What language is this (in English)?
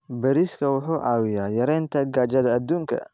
Somali